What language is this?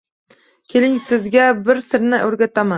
Uzbek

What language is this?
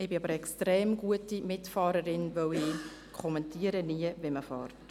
Swiss German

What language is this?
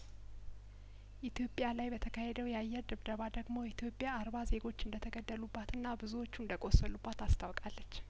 Amharic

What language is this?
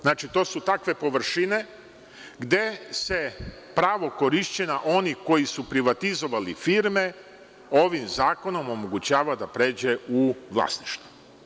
Serbian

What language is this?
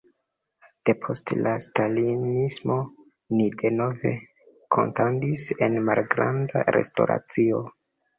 Esperanto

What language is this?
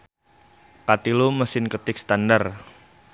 Sundanese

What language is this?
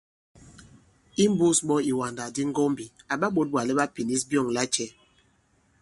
Bankon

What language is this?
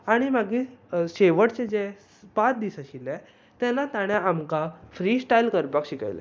Konkani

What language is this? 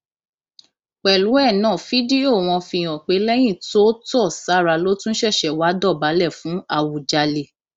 Yoruba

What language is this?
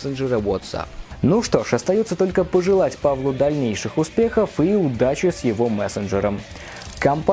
Russian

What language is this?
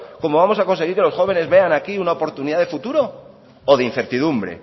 Spanish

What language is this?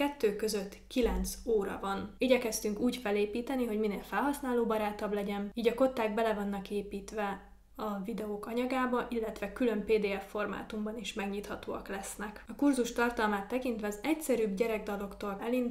Hungarian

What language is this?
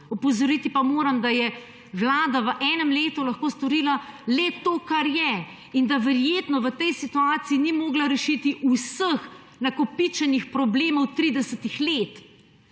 Slovenian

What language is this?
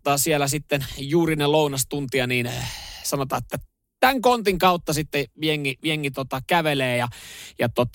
Finnish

